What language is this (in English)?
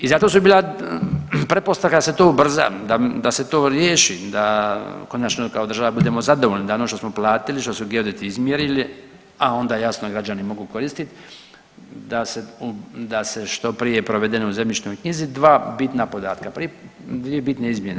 Croatian